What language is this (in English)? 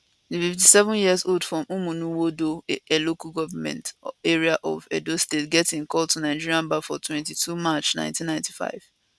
Nigerian Pidgin